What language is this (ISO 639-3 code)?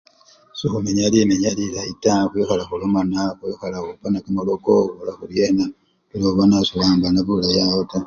luy